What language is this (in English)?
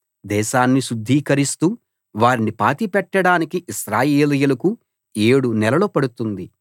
Telugu